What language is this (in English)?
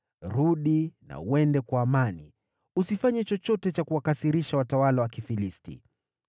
Swahili